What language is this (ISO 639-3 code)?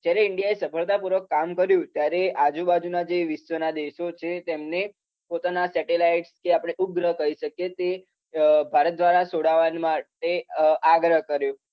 guj